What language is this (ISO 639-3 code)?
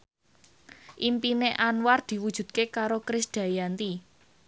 jav